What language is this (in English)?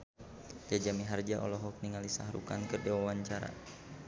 Sundanese